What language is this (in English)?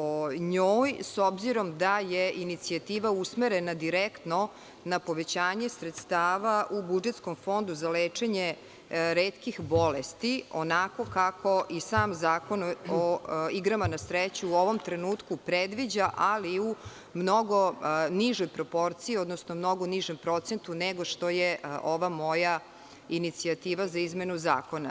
Serbian